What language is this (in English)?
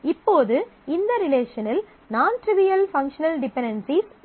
Tamil